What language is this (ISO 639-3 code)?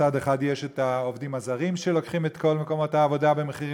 heb